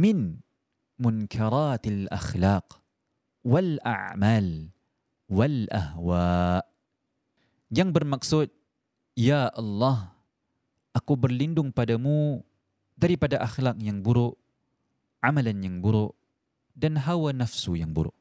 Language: Malay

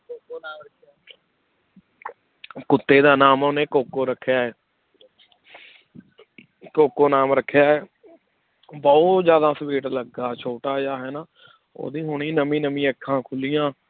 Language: Punjabi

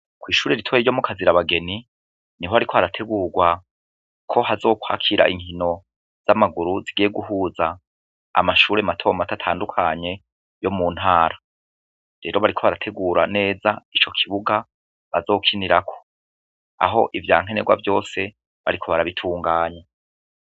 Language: Rundi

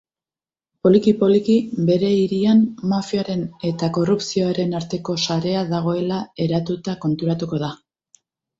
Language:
Basque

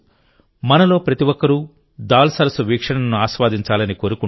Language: Telugu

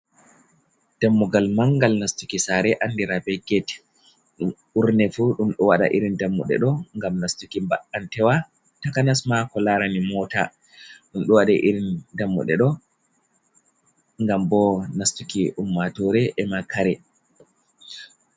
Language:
Fula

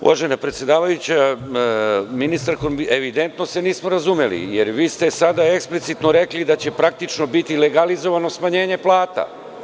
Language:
Serbian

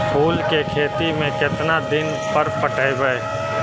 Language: Magahi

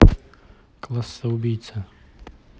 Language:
Russian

